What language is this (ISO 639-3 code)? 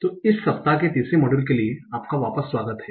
hin